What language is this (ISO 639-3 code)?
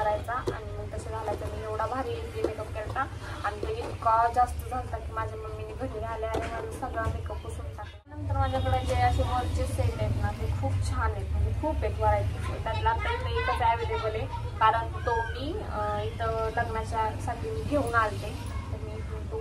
ron